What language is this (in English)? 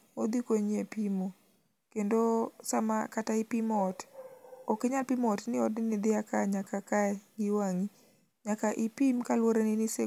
Luo (Kenya and Tanzania)